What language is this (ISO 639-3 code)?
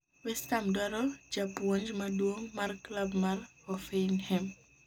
luo